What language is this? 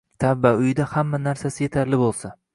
Uzbek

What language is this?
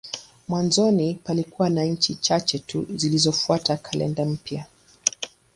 Swahili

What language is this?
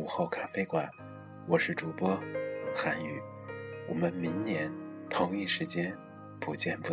Chinese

